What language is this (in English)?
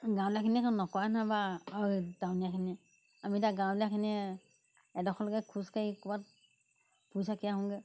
Assamese